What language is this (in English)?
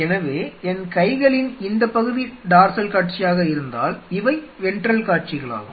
Tamil